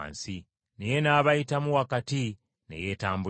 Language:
Ganda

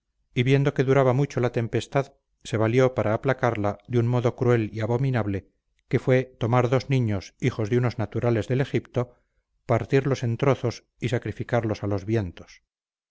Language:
Spanish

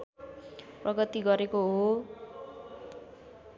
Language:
Nepali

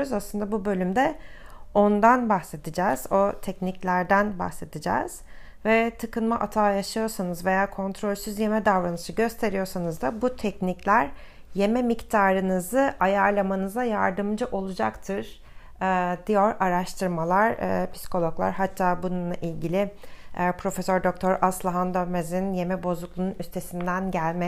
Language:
Turkish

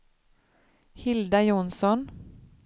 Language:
Swedish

